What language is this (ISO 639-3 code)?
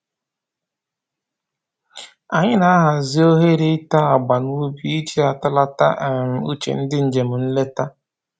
ibo